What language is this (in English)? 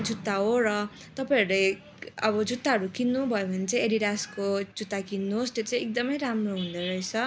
Nepali